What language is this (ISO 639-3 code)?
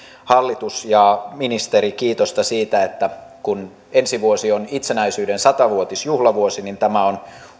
fin